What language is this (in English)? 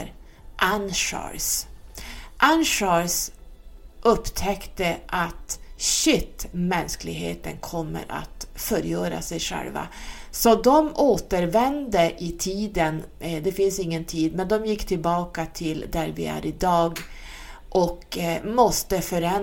Swedish